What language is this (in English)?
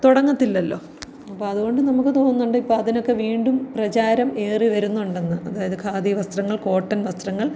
Malayalam